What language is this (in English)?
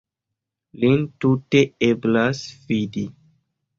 Esperanto